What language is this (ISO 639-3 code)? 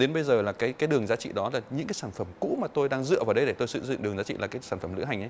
vie